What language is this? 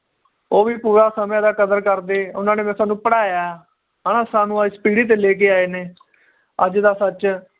Punjabi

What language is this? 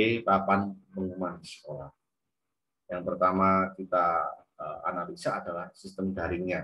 Indonesian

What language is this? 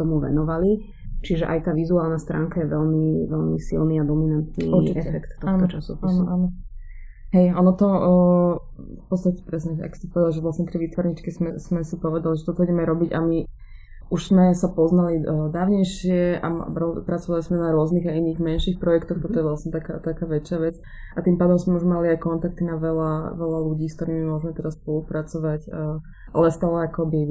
Slovak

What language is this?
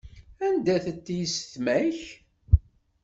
Kabyle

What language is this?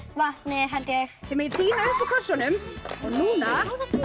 Icelandic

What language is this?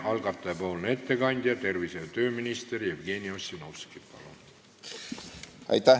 Estonian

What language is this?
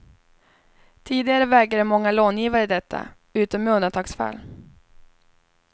Swedish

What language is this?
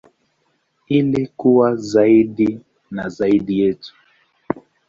Swahili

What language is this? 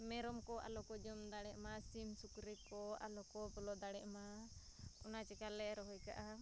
Santali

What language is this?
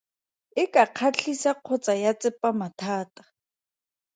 Tswana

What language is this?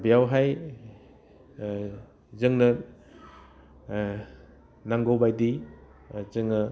Bodo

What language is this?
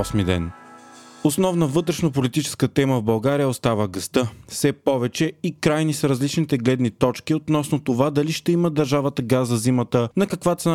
Bulgarian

